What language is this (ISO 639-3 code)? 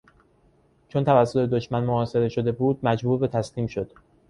fas